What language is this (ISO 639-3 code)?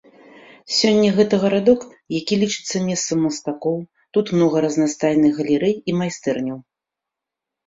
bel